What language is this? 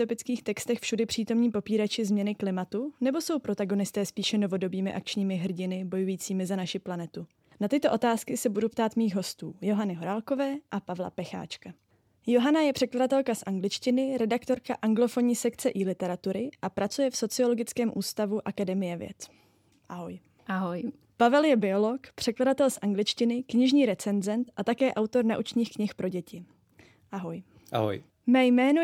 Czech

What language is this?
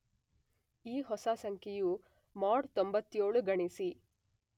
Kannada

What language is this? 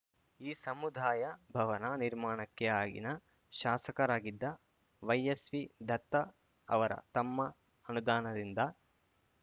Kannada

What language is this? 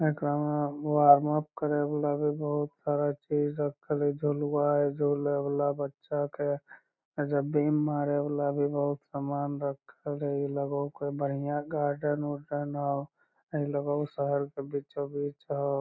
Magahi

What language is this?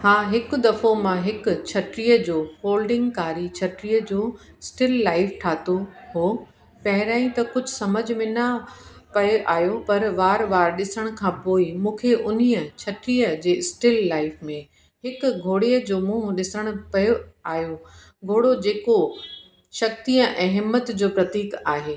Sindhi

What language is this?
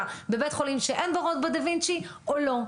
Hebrew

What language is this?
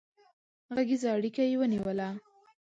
Pashto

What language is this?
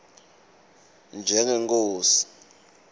Swati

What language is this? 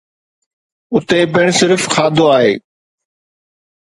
Sindhi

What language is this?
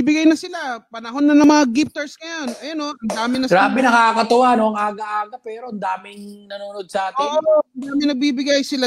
Filipino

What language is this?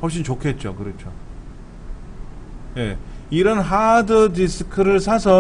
Korean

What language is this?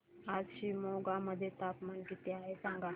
Marathi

